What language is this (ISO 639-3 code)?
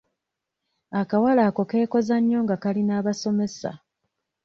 lug